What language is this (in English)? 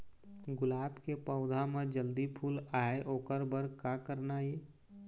Chhattisgarhi